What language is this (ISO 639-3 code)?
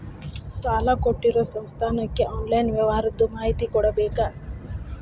kan